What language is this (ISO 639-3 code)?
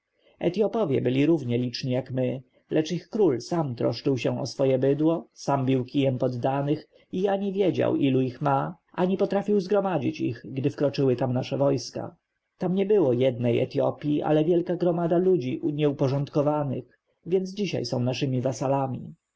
pol